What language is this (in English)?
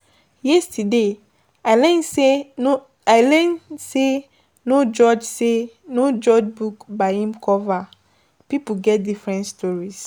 Nigerian Pidgin